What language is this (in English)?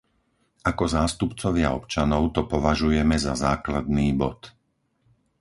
Slovak